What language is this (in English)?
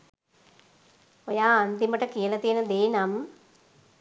Sinhala